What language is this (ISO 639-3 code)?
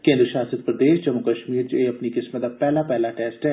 doi